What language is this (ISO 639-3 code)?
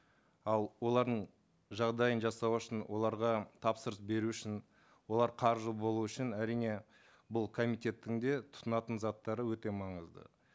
kaz